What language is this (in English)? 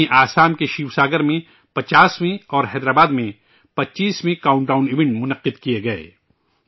Urdu